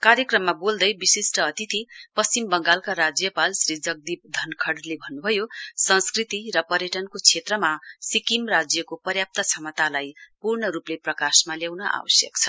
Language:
Nepali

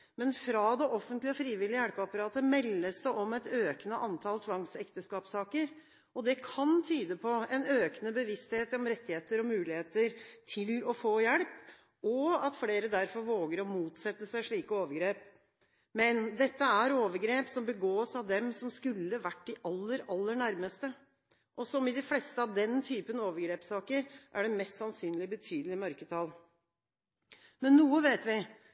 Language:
Norwegian Bokmål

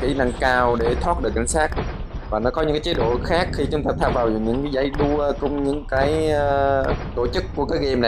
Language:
Vietnamese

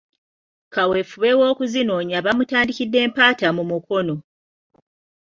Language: Ganda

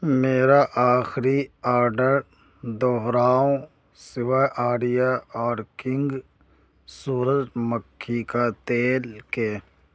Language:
Urdu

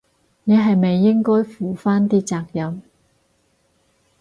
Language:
Cantonese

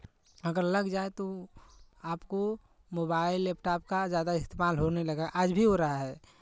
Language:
Hindi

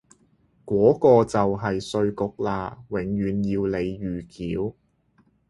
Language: Cantonese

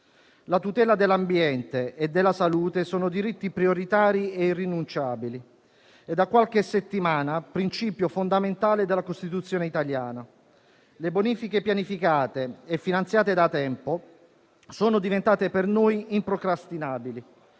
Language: Italian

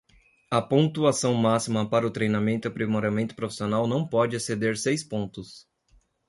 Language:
Portuguese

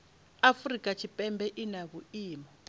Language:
Venda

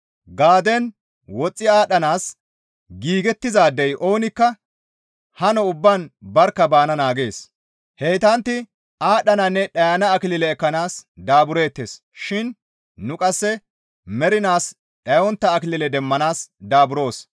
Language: Gamo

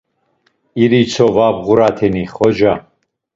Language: Laz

